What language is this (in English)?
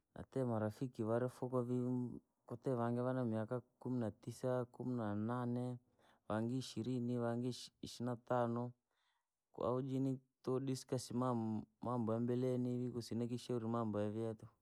Langi